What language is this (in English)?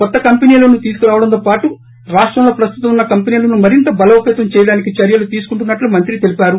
Telugu